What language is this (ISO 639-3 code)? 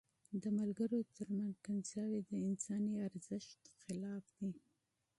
pus